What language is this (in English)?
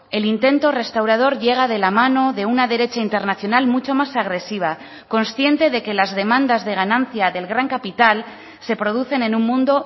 Spanish